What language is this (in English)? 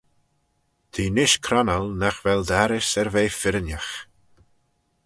Manx